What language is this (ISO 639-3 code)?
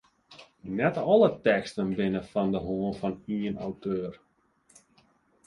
fry